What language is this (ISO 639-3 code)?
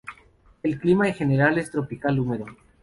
spa